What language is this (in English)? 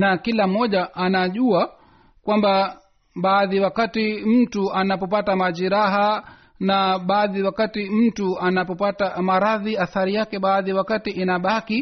Swahili